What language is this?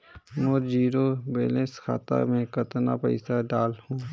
Chhattisgarhi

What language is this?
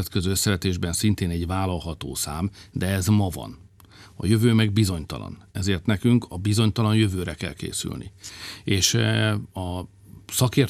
Hungarian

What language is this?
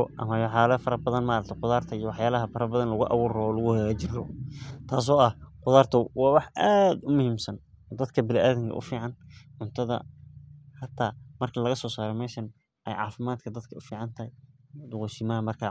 Somali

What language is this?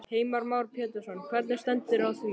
Icelandic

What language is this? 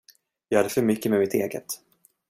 Swedish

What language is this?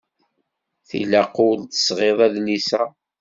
Kabyle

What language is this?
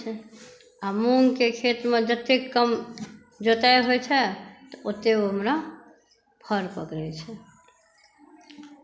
Maithili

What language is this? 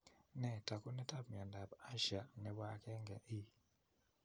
Kalenjin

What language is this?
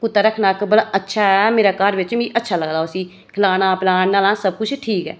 Dogri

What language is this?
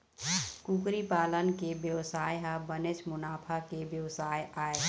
Chhattisgarhi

